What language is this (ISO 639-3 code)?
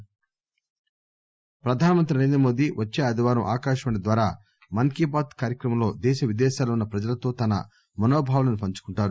tel